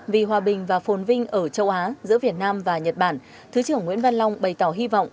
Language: Vietnamese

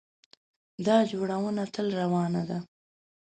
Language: Pashto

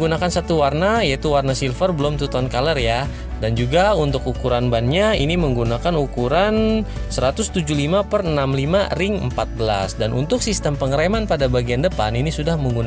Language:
Indonesian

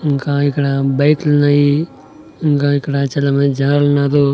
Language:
Telugu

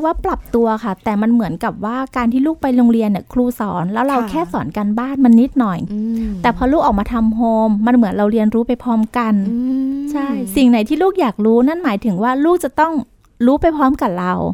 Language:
Thai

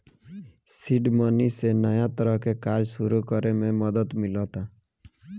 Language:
Bhojpuri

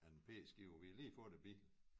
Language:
Danish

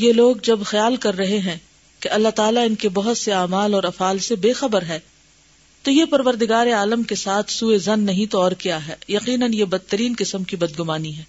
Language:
Urdu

